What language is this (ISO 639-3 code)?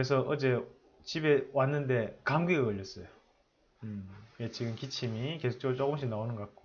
kor